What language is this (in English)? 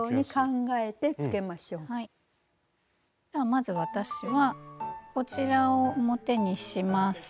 Japanese